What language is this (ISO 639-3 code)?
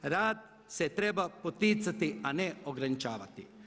hrv